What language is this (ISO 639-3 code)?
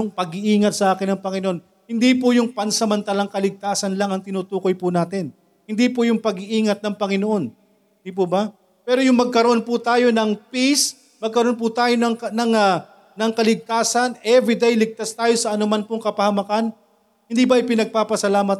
fil